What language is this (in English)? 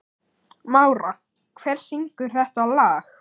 Icelandic